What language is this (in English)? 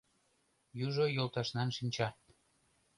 Mari